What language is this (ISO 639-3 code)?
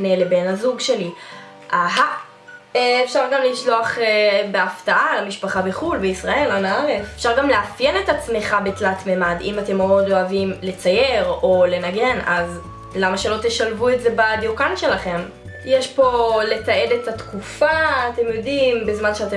heb